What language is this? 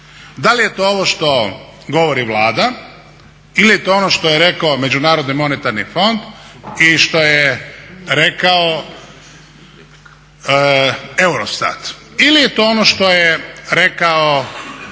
Croatian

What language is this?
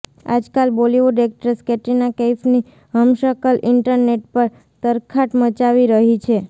Gujarati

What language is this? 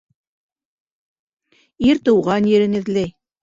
Bashkir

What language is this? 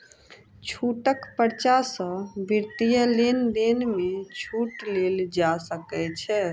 Maithili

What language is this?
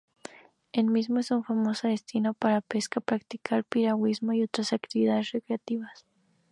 Spanish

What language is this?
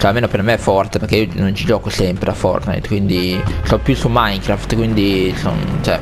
Italian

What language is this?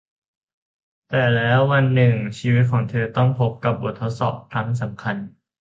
Thai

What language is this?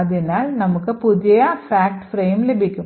Malayalam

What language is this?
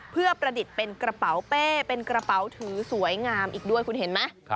Thai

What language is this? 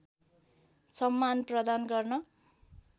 Nepali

